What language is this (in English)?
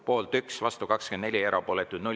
Estonian